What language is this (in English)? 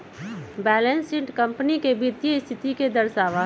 Magahi